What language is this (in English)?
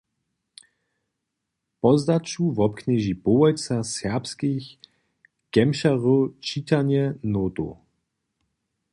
Upper Sorbian